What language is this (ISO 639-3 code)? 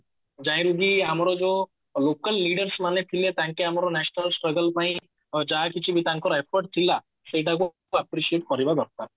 ori